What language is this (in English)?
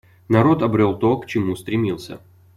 Russian